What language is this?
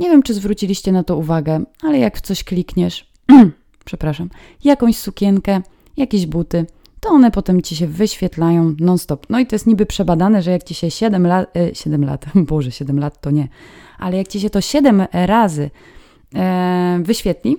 Polish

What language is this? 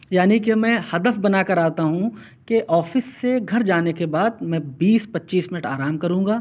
Urdu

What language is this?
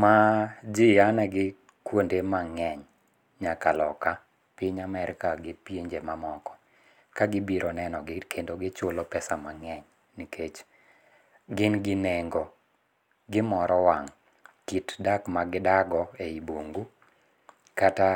Luo (Kenya and Tanzania)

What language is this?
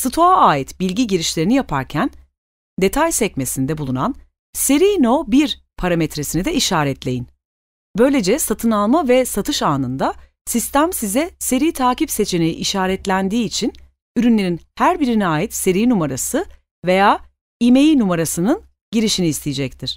Turkish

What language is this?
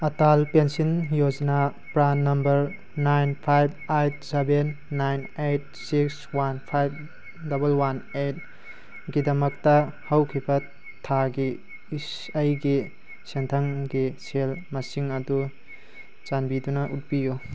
Manipuri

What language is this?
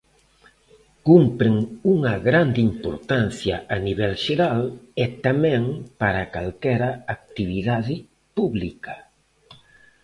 Galician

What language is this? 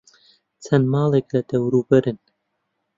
Central Kurdish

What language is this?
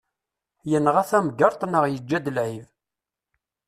Kabyle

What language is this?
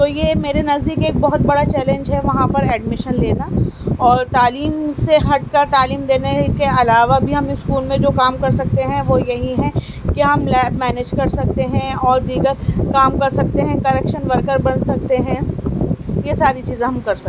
Urdu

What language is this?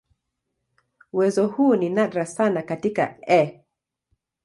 Swahili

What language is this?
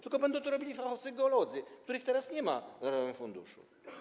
Polish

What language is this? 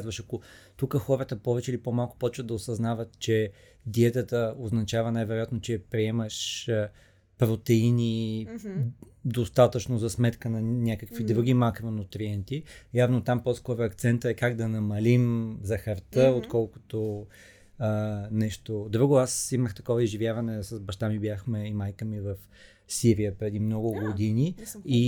Bulgarian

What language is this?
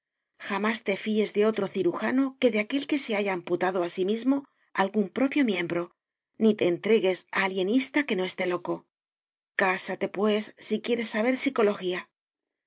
Spanish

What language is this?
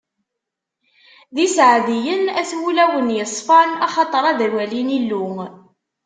Kabyle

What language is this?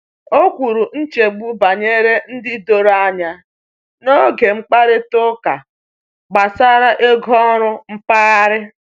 Igbo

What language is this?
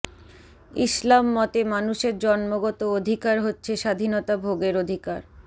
Bangla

